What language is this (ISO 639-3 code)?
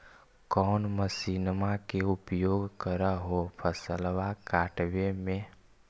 mag